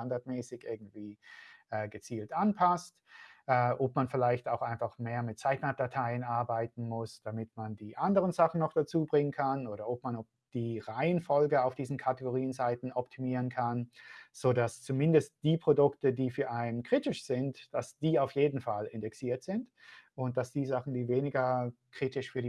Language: German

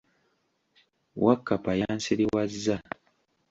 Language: Ganda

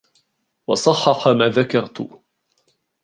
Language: Arabic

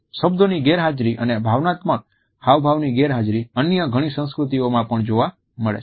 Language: Gujarati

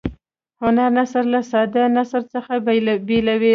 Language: Pashto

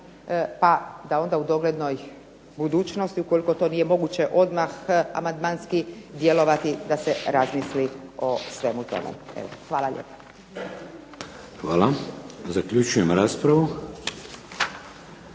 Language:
Croatian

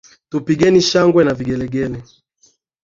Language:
Swahili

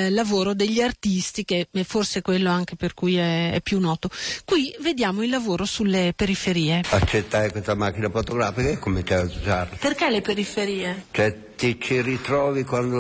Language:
Italian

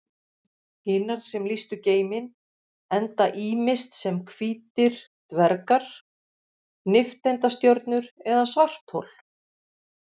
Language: Icelandic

